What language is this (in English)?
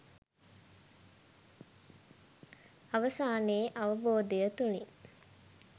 Sinhala